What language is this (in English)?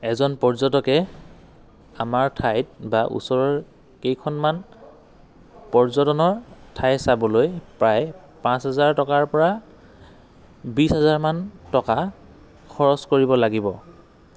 Assamese